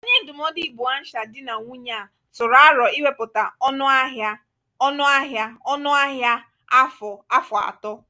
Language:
Igbo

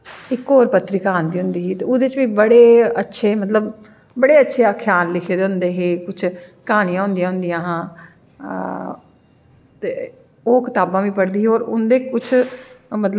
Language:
Dogri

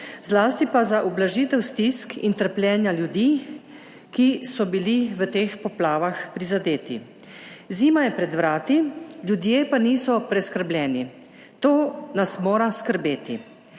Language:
Slovenian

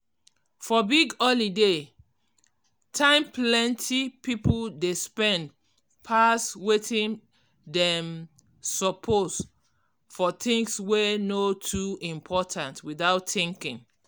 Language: Nigerian Pidgin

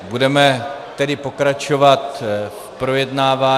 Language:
Czech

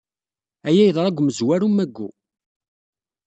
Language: Kabyle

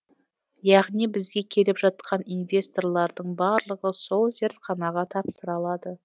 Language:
Kazakh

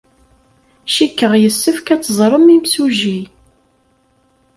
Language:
Kabyle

